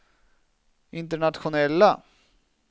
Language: Swedish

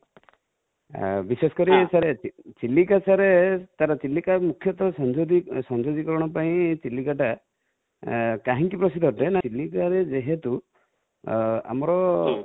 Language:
Odia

